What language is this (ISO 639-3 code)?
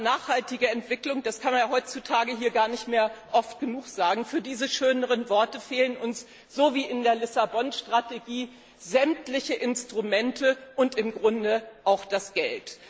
deu